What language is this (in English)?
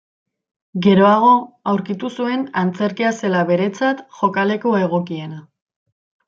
Basque